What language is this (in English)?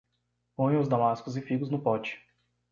Portuguese